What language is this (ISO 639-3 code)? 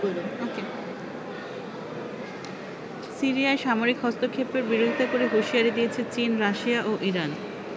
ben